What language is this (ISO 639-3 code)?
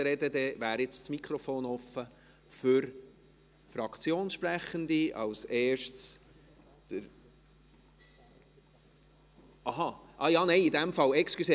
gsw